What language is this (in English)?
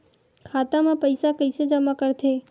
Chhattisgarhi